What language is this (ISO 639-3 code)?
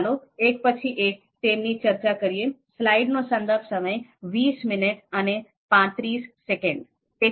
guj